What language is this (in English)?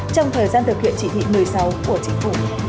Vietnamese